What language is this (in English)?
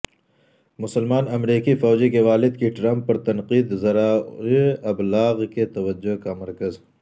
Urdu